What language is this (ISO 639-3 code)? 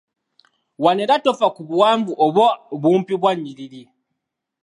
lug